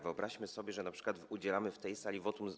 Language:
Polish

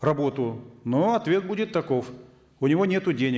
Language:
Kazakh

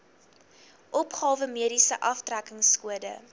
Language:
Afrikaans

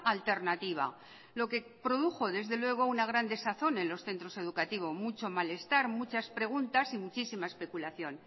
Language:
Spanish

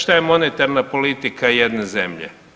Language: Croatian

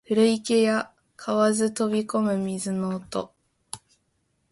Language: Japanese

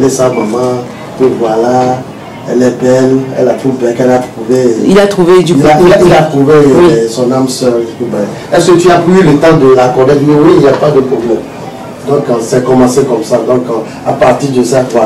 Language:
French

